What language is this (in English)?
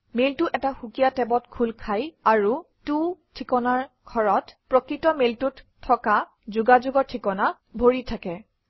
Assamese